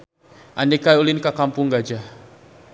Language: Sundanese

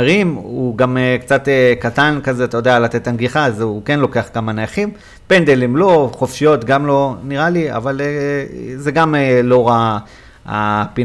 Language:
Hebrew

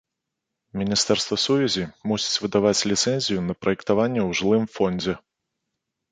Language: Belarusian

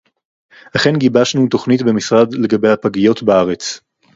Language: Hebrew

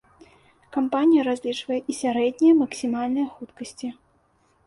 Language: Belarusian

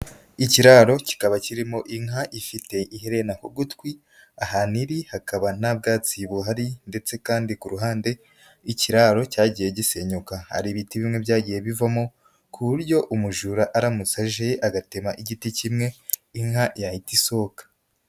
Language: Kinyarwanda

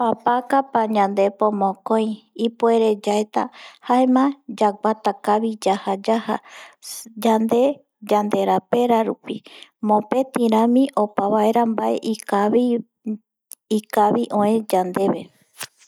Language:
Eastern Bolivian Guaraní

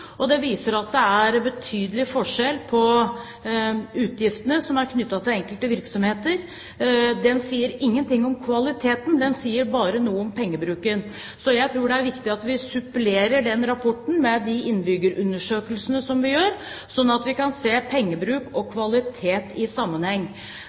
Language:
Norwegian Bokmål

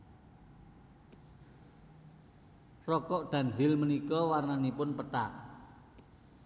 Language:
Javanese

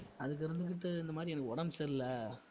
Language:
Tamil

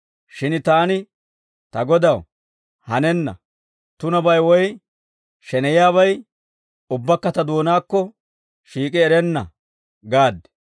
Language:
Dawro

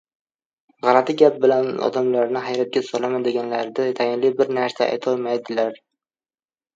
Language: Uzbek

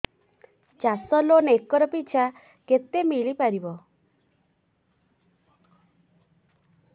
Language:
Odia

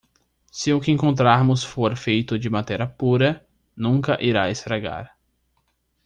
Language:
Portuguese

